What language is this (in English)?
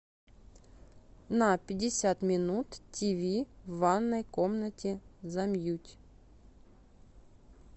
Russian